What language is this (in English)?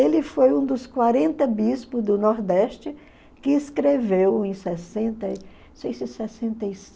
Portuguese